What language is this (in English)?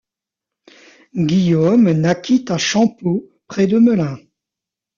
French